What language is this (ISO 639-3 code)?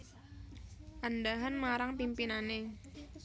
jav